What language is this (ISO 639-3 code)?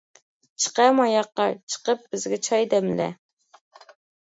uig